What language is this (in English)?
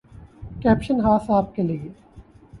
Urdu